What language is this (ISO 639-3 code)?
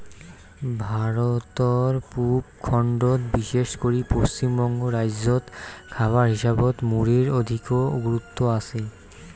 ben